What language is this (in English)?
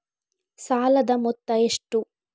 Kannada